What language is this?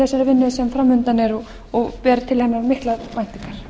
Icelandic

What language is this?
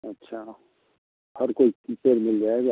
Hindi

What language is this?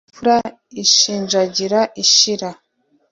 Kinyarwanda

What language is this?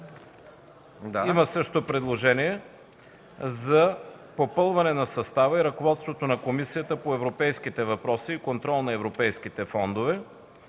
Bulgarian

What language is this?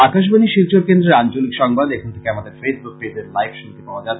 Bangla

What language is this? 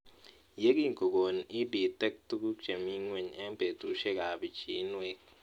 Kalenjin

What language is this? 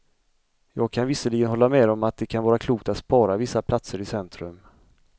Swedish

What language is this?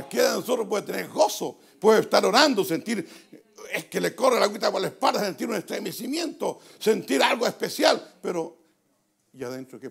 Spanish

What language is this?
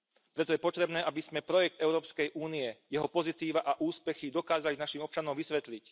Slovak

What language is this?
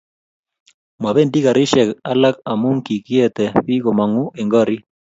Kalenjin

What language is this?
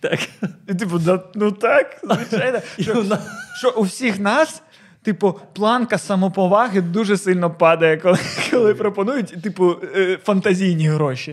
Ukrainian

